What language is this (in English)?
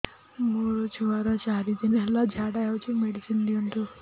Odia